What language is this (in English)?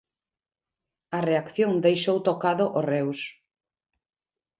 Galician